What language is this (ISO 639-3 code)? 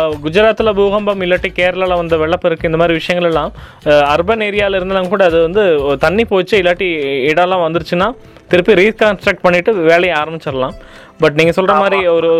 tam